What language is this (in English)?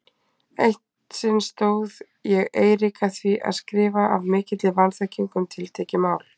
Icelandic